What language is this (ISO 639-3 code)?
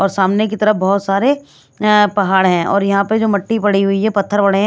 hin